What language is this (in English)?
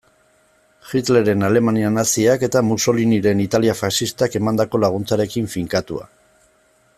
Basque